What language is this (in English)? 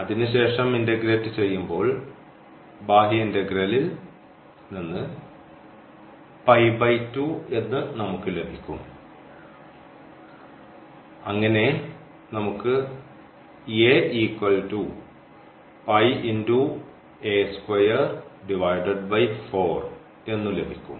Malayalam